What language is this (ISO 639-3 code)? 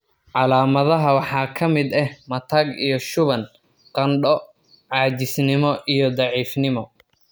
som